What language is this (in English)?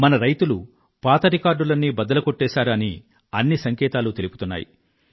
Telugu